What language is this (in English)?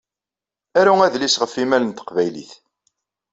Kabyle